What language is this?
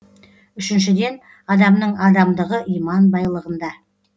Kazakh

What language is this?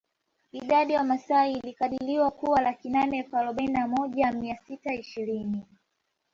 Swahili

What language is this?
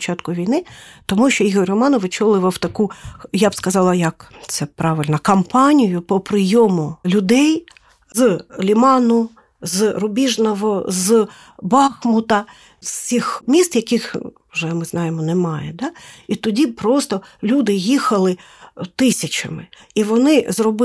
Ukrainian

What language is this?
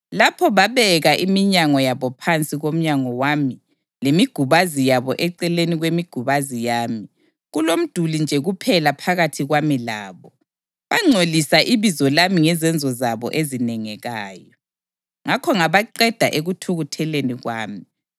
North Ndebele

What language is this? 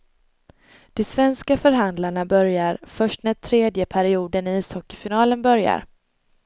Swedish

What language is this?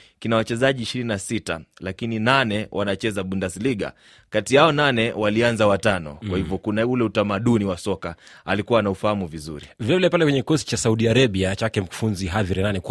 Swahili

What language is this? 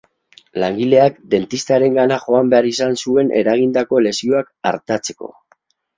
Basque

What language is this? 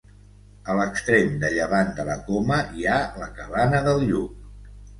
Catalan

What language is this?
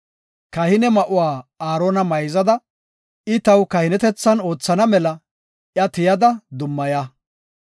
Gofa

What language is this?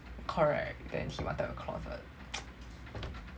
English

